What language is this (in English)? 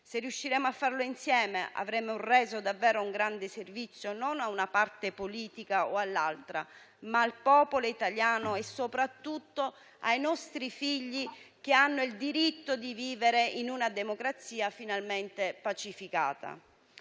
Italian